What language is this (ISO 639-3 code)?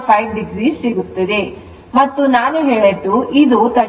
kan